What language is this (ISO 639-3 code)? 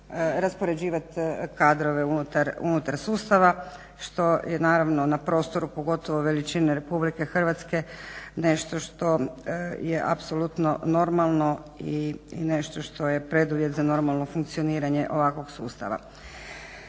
hrv